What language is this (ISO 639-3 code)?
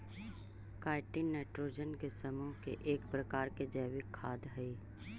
mag